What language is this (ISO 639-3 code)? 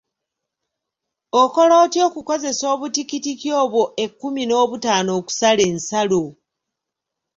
lug